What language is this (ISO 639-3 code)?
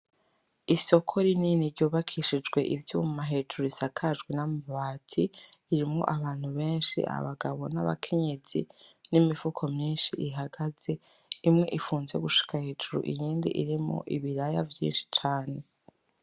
run